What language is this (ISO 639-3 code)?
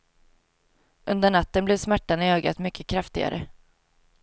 swe